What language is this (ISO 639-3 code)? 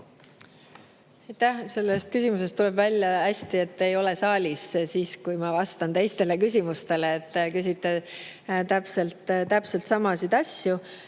est